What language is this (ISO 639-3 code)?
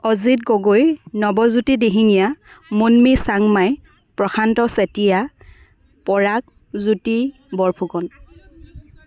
asm